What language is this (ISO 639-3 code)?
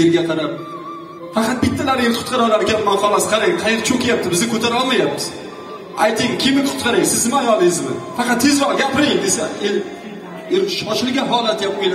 tur